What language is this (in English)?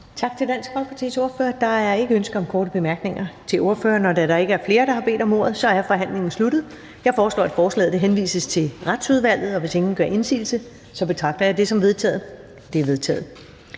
Danish